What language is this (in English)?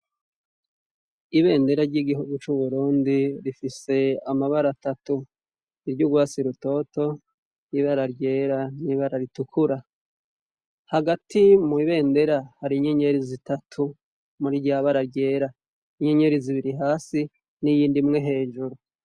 Rundi